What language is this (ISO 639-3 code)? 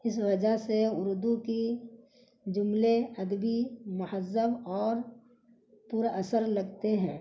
urd